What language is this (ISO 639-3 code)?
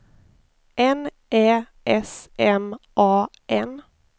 swe